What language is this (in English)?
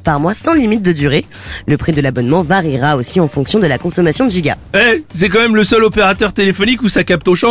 French